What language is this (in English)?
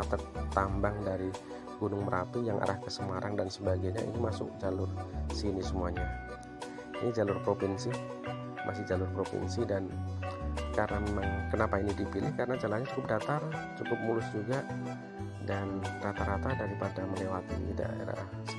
Indonesian